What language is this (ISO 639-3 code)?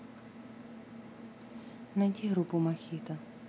rus